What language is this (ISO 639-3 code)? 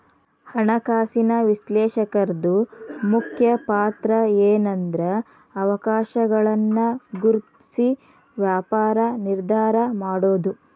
kan